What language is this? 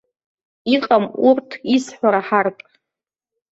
Abkhazian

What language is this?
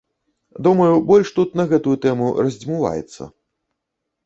Belarusian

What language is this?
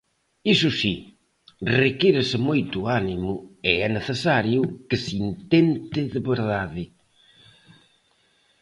Galician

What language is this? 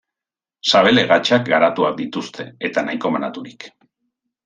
Basque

